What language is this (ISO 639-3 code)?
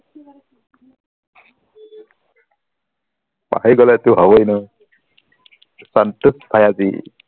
asm